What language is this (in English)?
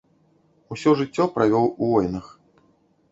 Belarusian